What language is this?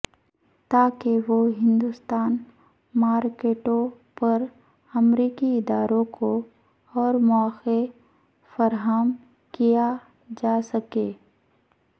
Urdu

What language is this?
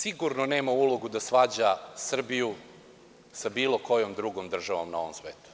Serbian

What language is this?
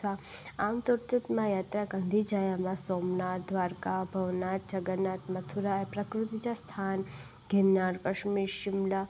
Sindhi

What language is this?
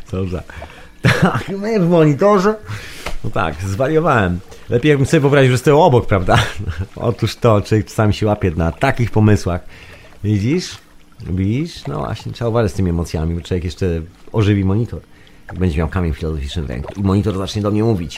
Polish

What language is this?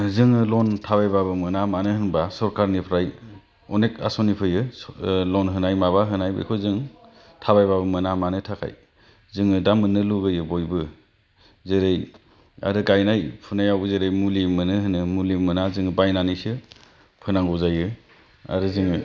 Bodo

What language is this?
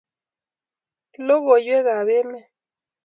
Kalenjin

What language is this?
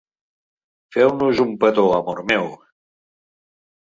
Catalan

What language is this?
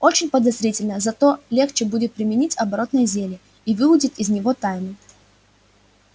Russian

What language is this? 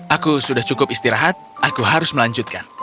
Indonesian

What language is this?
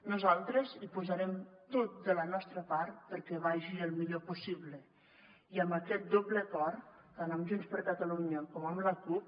Catalan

